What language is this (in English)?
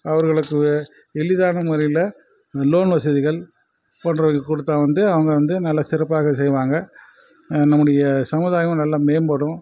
Tamil